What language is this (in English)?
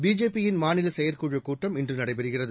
Tamil